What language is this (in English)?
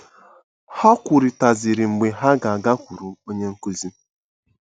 Igbo